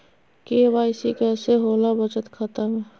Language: Magahi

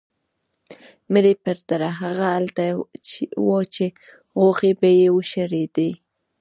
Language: Pashto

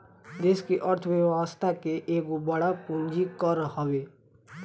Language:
Bhojpuri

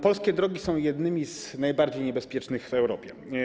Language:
Polish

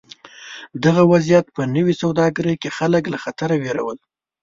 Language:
Pashto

